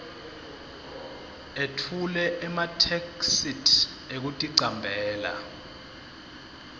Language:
Swati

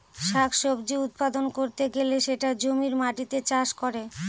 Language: Bangla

